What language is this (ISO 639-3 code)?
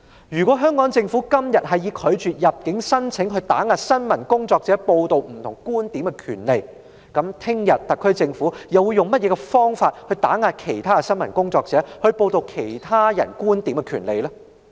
yue